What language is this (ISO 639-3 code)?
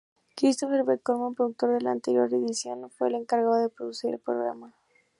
spa